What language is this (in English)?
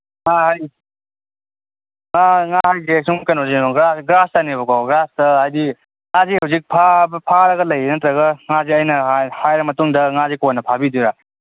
Manipuri